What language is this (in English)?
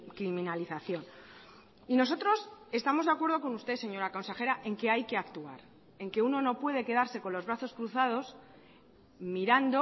Spanish